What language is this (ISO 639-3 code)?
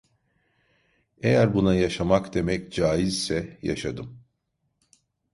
tur